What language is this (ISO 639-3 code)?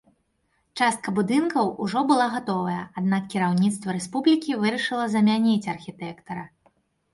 bel